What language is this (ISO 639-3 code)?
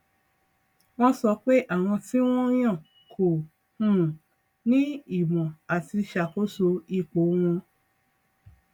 yor